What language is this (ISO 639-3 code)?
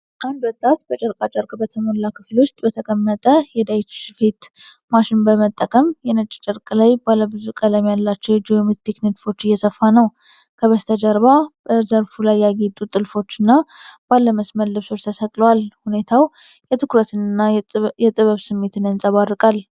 amh